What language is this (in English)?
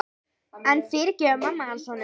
Icelandic